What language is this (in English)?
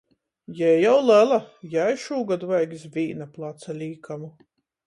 Latgalian